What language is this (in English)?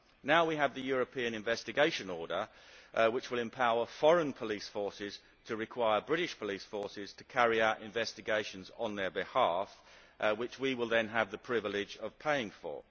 English